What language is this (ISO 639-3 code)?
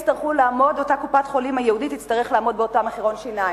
heb